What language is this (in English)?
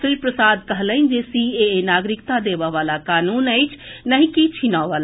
Maithili